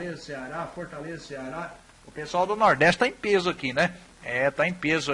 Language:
Portuguese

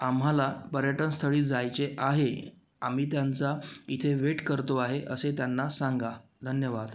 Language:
Marathi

